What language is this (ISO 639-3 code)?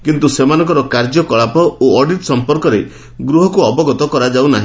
ori